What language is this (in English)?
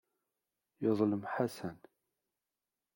Kabyle